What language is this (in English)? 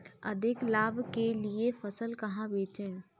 Hindi